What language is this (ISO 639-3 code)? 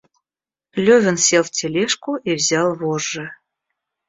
rus